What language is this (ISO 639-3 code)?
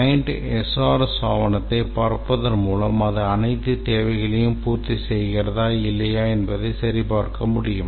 tam